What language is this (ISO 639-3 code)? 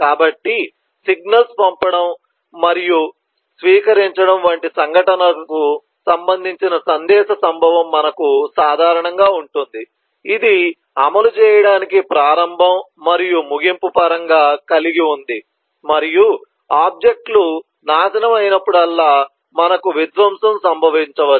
tel